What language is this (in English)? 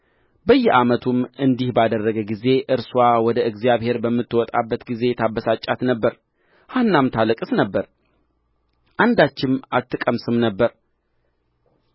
Amharic